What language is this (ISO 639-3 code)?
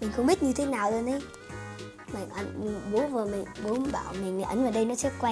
vie